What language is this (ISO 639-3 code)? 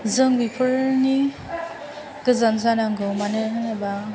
brx